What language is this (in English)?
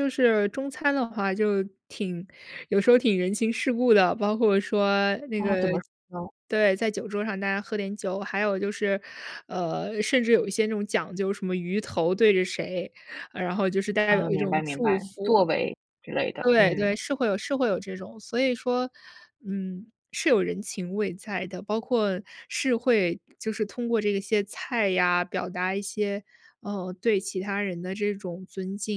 Chinese